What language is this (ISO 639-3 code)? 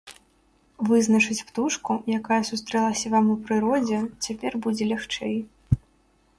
bel